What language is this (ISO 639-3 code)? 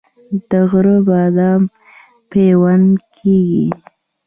pus